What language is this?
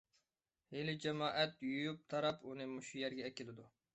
Uyghur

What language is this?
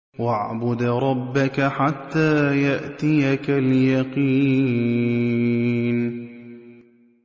Arabic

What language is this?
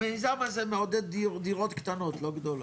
Hebrew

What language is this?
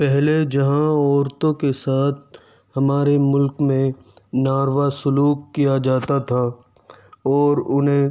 Urdu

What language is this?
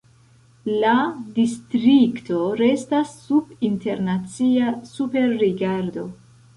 Esperanto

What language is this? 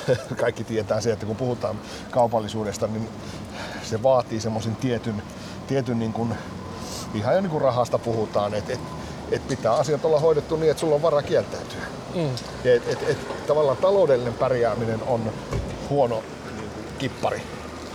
Finnish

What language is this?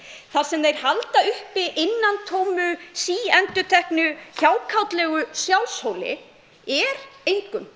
Icelandic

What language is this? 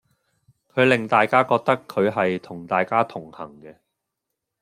Cantonese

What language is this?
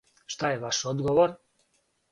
Serbian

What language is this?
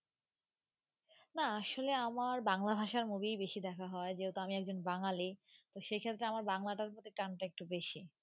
Bangla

